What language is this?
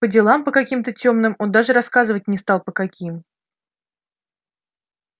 Russian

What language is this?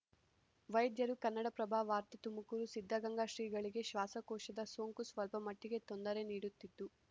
Kannada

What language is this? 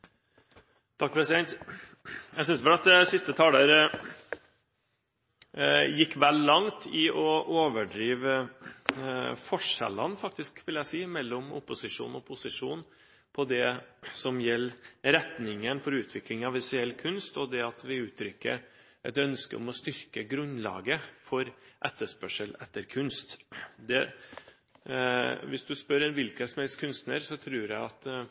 Norwegian Bokmål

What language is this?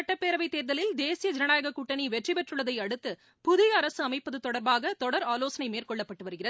Tamil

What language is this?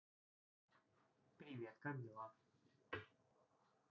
Russian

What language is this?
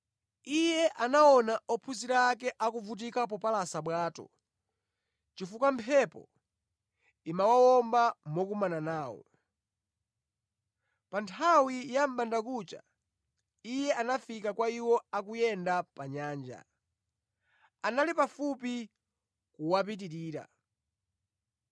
Nyanja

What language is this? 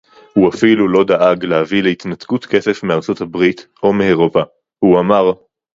Hebrew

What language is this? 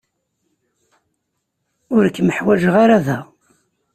Kabyle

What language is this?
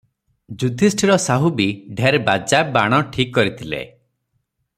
Odia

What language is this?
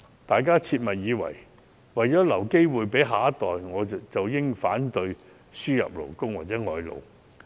Cantonese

